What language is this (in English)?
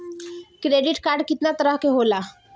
Bhojpuri